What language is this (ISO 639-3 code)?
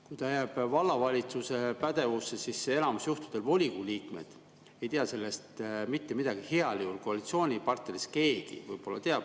est